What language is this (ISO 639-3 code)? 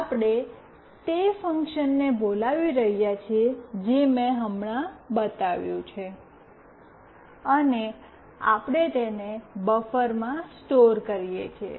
guj